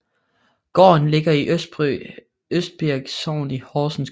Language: Danish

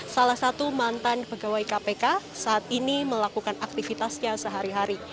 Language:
Indonesian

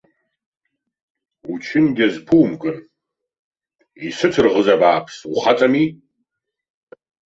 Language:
Abkhazian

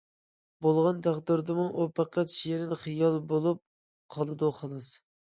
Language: Uyghur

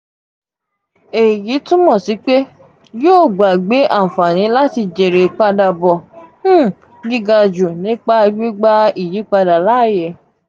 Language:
Yoruba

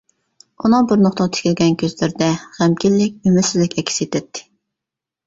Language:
Uyghur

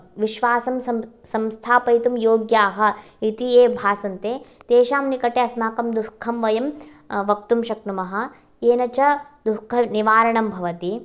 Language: Sanskrit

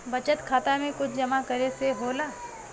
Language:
Bhojpuri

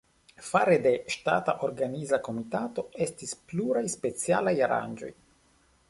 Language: Esperanto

